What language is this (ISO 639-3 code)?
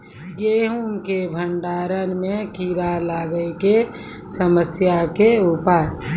mai